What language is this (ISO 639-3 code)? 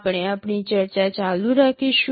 guj